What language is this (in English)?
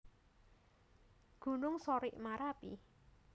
Javanese